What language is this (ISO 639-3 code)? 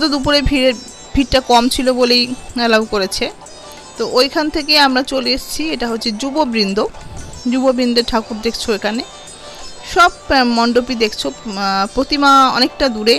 hin